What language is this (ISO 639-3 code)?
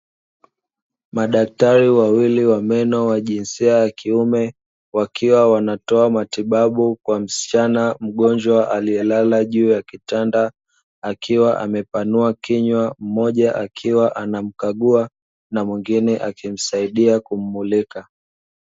swa